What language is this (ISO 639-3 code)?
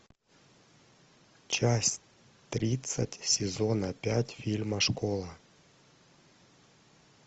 rus